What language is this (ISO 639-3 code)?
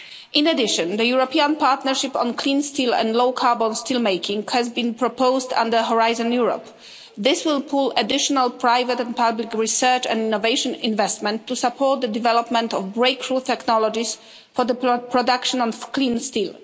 eng